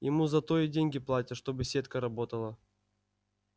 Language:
Russian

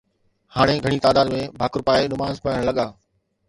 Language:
Sindhi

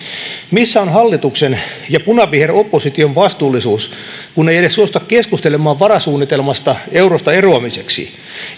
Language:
Finnish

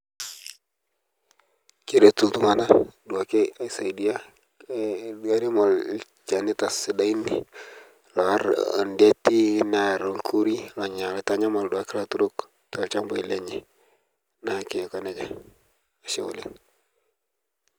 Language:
Masai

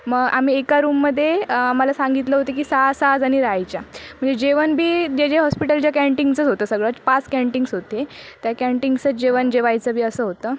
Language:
Marathi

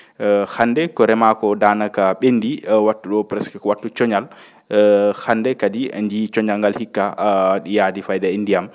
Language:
Fula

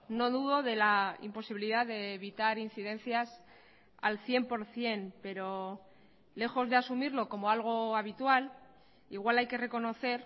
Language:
Spanish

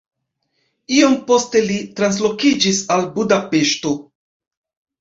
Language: Esperanto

